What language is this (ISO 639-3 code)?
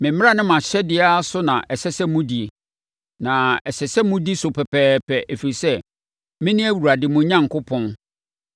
aka